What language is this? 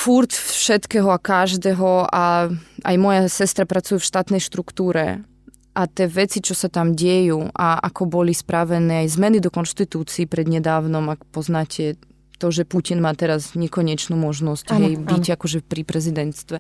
Slovak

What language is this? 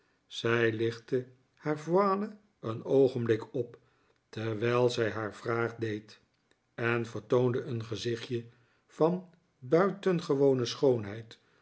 Dutch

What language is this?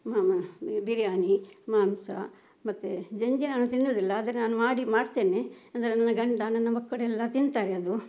Kannada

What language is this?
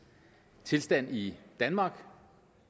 Danish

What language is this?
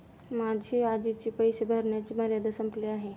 Marathi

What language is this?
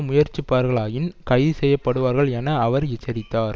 Tamil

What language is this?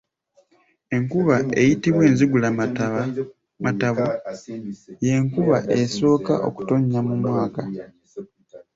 Ganda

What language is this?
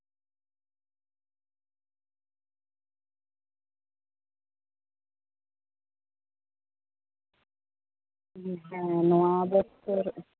Santali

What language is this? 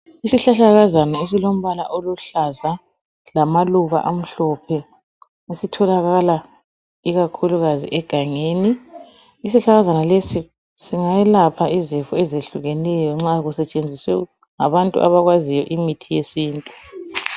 North Ndebele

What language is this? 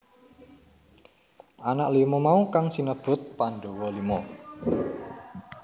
Javanese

